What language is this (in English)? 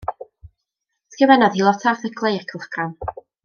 Welsh